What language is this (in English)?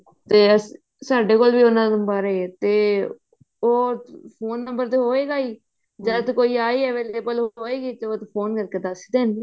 Punjabi